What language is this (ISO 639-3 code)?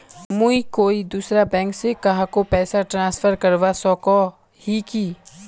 mag